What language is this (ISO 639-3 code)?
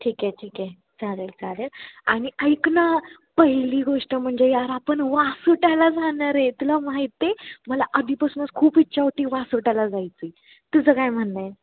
mar